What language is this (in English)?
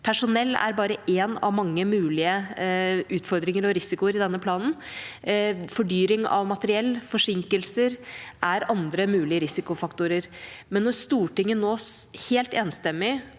Norwegian